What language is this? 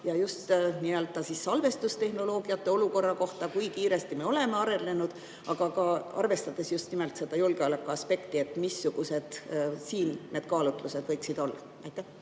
Estonian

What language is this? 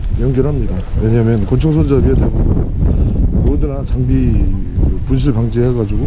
Korean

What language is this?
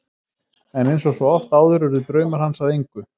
Icelandic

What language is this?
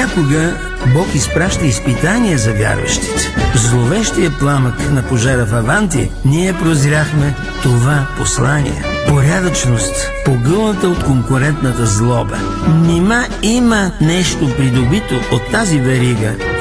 Bulgarian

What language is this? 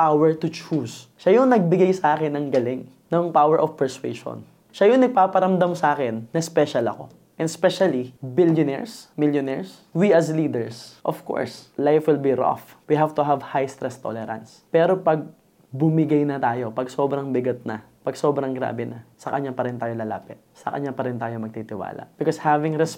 Filipino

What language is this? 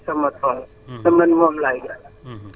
Wolof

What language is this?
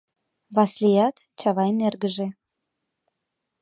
Mari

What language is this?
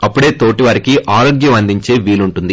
Telugu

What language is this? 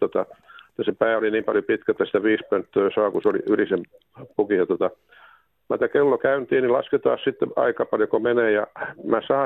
Finnish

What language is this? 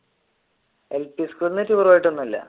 Malayalam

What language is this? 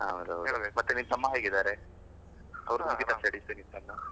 Kannada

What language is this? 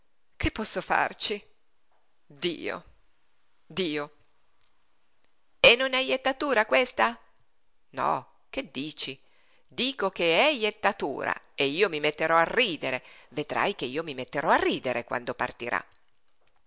Italian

